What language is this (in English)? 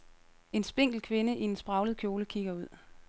Danish